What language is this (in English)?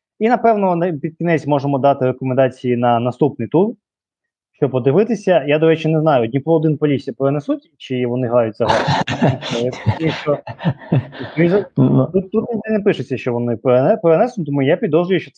Ukrainian